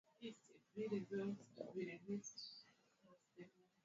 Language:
Swahili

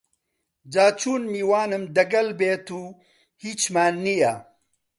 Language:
Central Kurdish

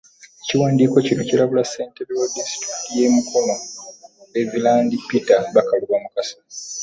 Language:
Ganda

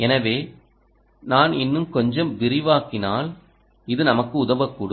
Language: Tamil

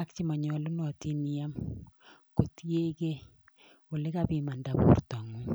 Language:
Kalenjin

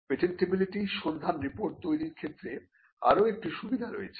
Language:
Bangla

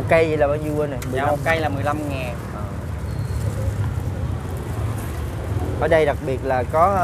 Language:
Vietnamese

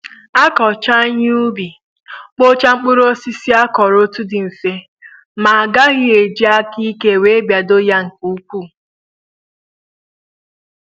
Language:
Igbo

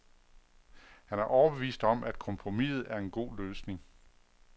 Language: Danish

